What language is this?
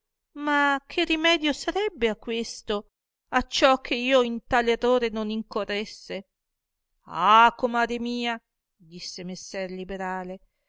Italian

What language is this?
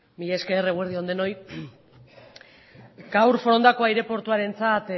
Basque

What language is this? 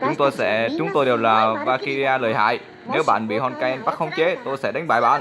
Vietnamese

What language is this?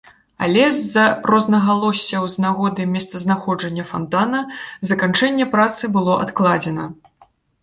Belarusian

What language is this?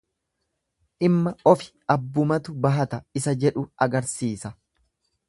Oromo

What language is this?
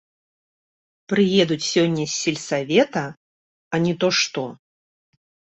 Belarusian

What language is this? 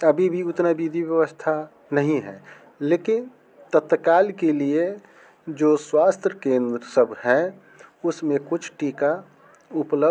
Hindi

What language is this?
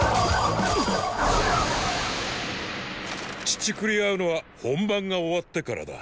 Japanese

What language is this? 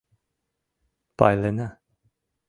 Mari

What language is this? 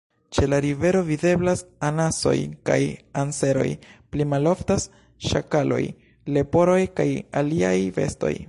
Esperanto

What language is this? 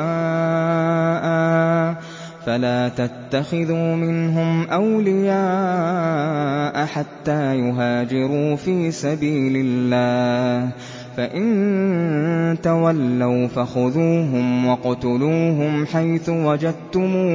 Arabic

